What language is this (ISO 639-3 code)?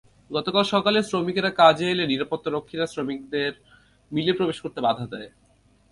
ben